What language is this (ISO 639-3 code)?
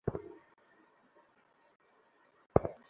ben